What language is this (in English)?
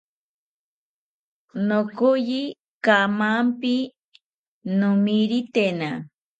South Ucayali Ashéninka